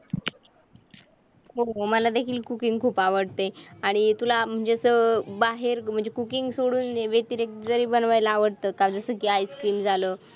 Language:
Marathi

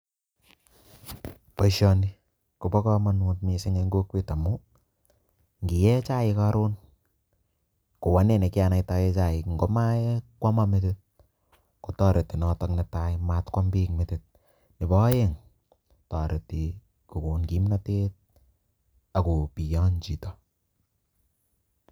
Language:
Kalenjin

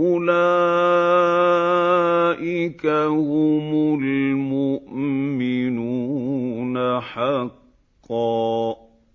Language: Arabic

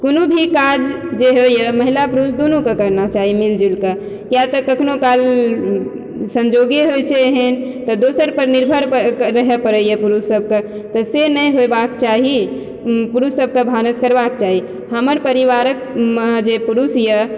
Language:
Maithili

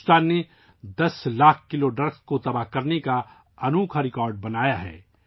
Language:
Urdu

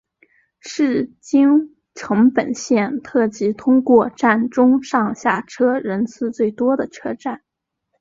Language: Chinese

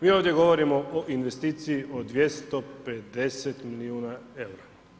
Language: Croatian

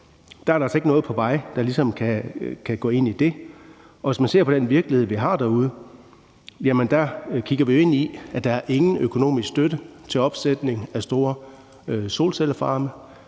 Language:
Danish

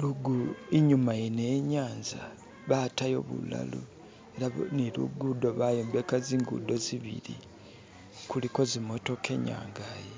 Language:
Masaaba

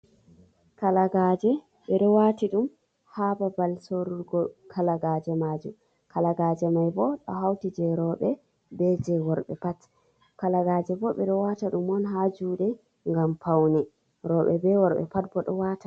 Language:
Fula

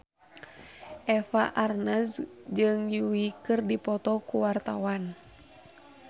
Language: Sundanese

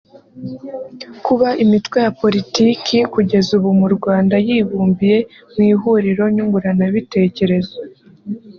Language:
Kinyarwanda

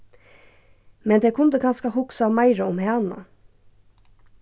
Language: Faroese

